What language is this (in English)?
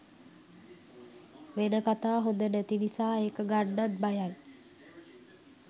Sinhala